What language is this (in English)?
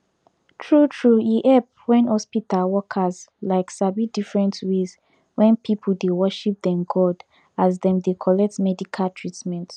Nigerian Pidgin